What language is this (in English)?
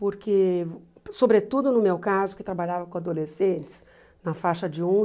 Portuguese